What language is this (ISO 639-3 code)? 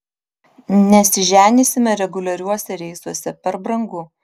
lit